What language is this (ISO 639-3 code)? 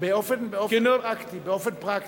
heb